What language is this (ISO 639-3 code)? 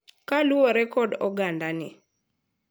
luo